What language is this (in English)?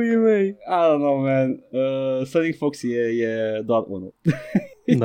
Romanian